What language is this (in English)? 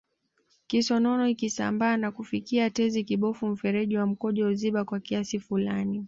Swahili